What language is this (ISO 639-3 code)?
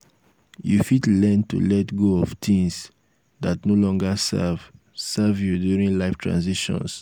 pcm